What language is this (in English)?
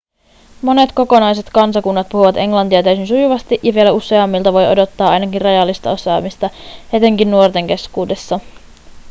Finnish